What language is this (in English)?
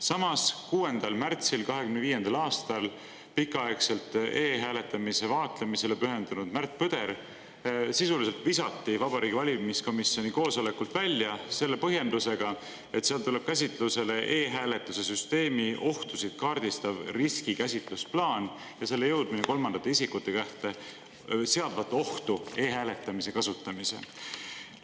Estonian